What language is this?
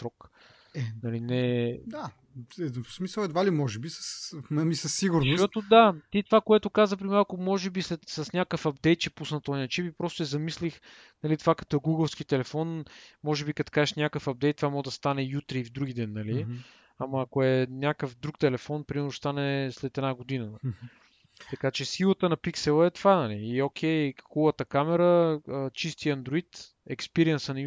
Bulgarian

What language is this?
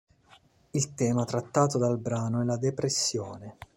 Italian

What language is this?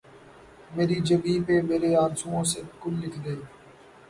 Urdu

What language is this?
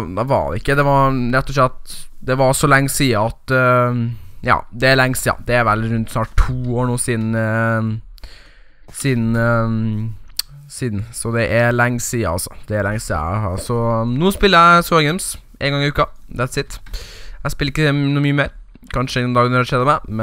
Norwegian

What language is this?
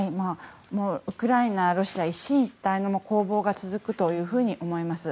Japanese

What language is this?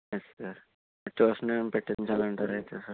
Telugu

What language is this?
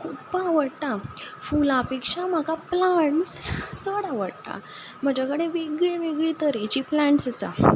Konkani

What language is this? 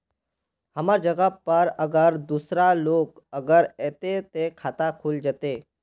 Magahi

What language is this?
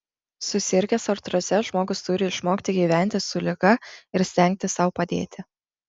Lithuanian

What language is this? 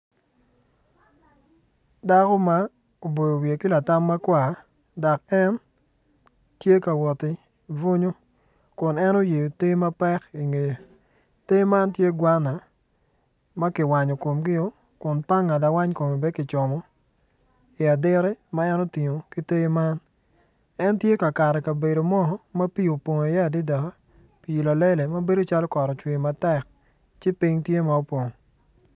Acoli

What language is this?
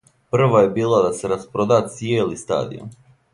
Serbian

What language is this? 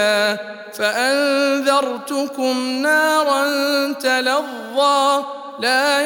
Arabic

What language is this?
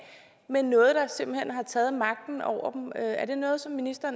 Danish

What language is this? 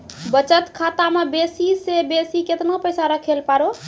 Maithili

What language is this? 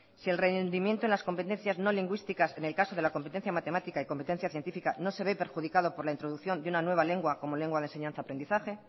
Spanish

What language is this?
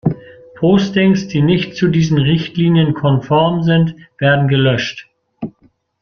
German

